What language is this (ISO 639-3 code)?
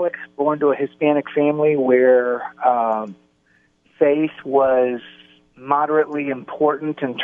eng